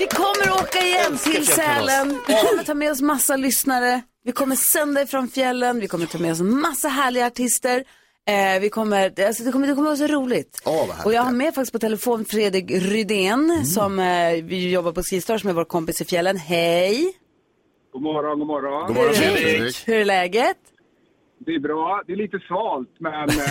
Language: Swedish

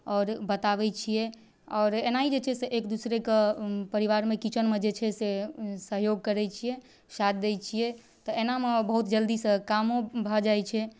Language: Maithili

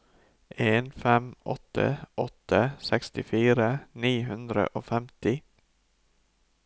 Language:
Norwegian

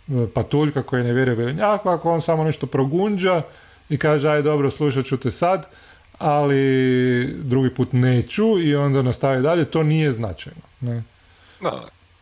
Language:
Croatian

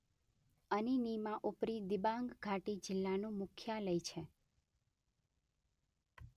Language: Gujarati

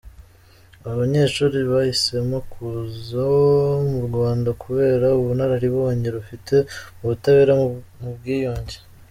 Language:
Kinyarwanda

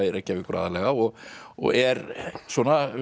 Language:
Icelandic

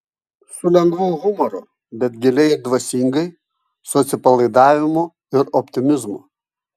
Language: Lithuanian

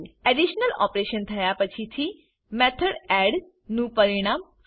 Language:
Gujarati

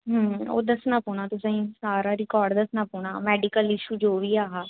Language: Dogri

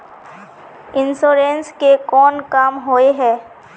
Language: Magahi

